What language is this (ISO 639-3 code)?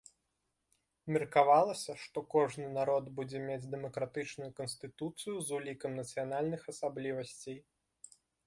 bel